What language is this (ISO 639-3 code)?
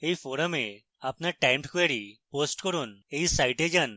ben